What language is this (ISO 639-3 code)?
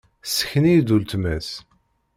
kab